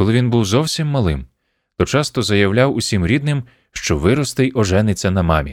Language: Ukrainian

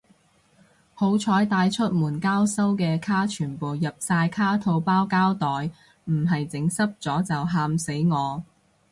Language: Cantonese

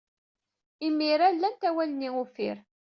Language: Kabyle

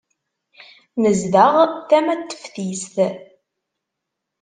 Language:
Kabyle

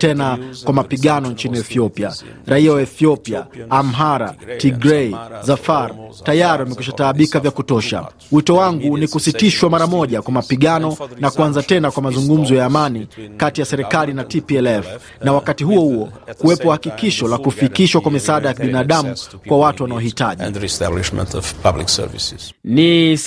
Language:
Swahili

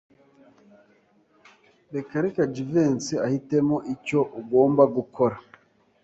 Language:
Kinyarwanda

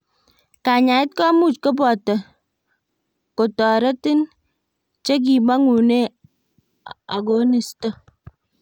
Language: Kalenjin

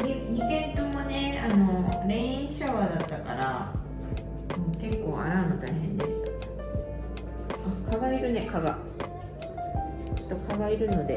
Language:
Japanese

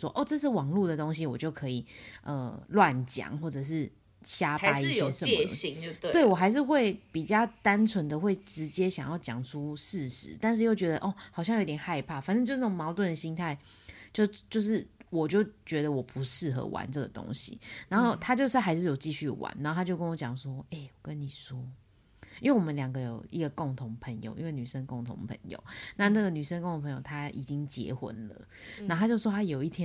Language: Chinese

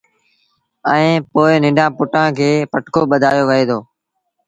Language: Sindhi Bhil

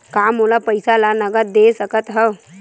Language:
Chhattisgarhi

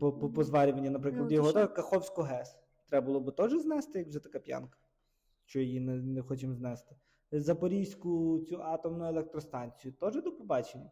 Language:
Ukrainian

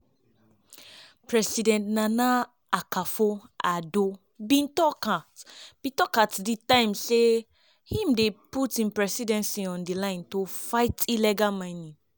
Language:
Nigerian Pidgin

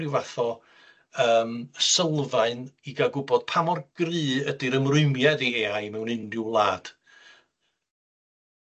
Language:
Welsh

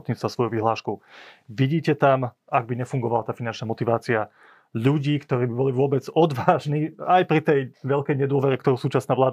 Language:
Slovak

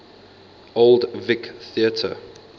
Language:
English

